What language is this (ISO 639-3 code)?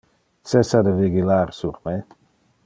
ina